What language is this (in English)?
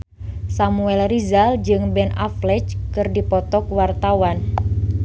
Sundanese